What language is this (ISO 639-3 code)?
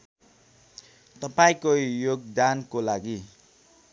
nep